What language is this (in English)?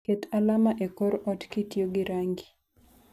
Luo (Kenya and Tanzania)